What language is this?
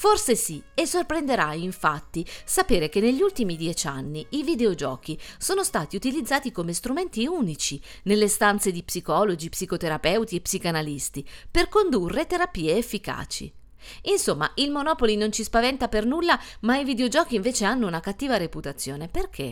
Italian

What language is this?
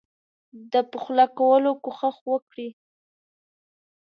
Pashto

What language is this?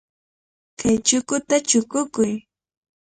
Cajatambo North Lima Quechua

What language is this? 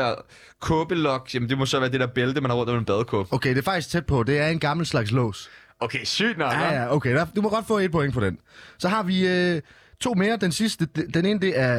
Danish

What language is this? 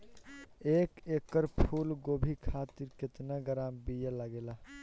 Bhojpuri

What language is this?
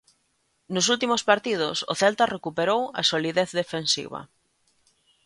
Galician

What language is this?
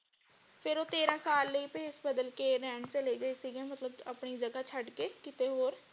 Punjabi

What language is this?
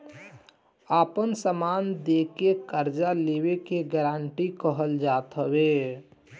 Bhojpuri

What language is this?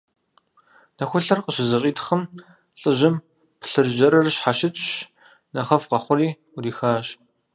Kabardian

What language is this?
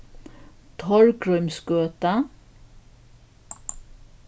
Faroese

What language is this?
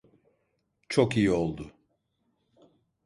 Turkish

